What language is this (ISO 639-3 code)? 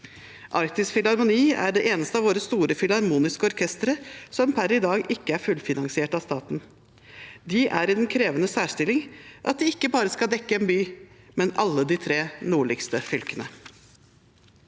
nor